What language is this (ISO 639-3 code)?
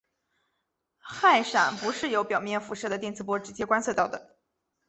zho